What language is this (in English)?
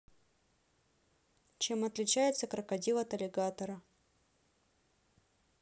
Russian